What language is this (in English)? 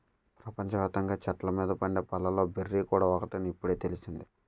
Telugu